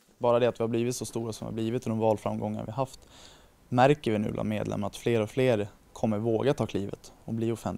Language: Swedish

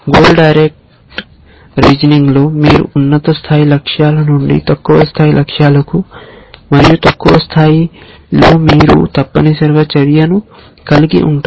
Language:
Telugu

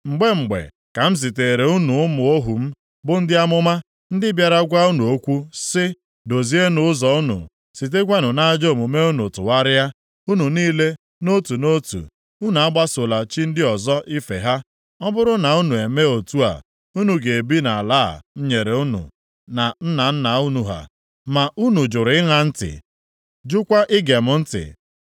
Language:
Igbo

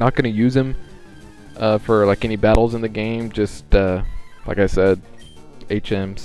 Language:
English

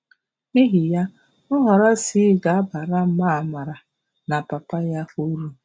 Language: Igbo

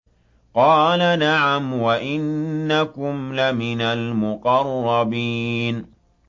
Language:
Arabic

